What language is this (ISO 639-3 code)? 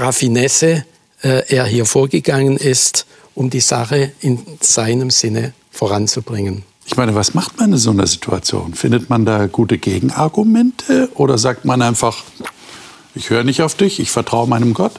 deu